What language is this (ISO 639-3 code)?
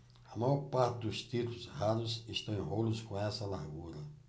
por